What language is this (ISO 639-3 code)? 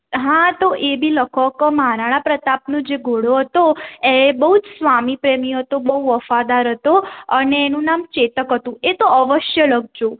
guj